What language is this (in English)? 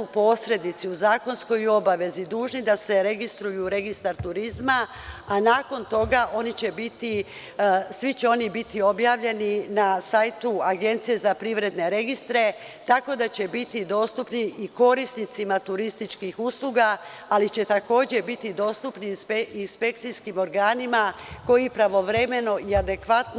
Serbian